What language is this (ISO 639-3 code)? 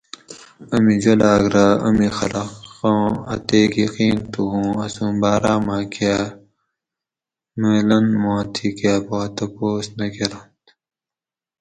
gwc